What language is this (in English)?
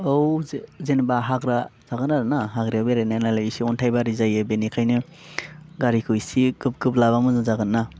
Bodo